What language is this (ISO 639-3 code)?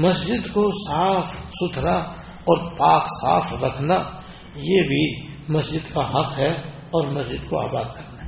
urd